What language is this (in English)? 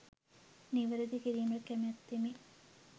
Sinhala